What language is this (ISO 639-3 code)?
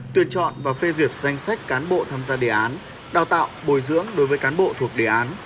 vie